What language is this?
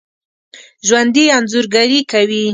Pashto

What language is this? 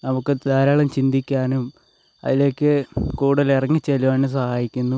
Malayalam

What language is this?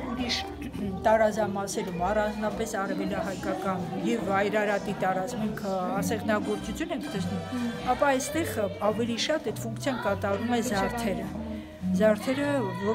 Russian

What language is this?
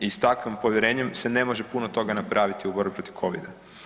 Croatian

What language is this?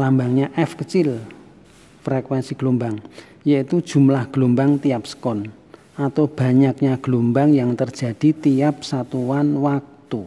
Indonesian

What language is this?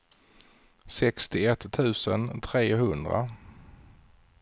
Swedish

